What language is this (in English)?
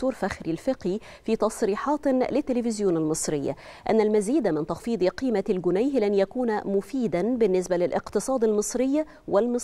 Arabic